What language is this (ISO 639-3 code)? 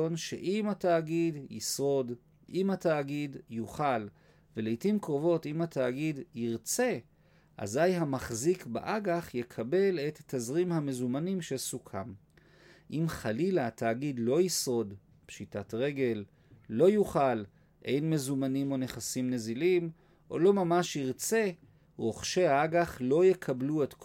heb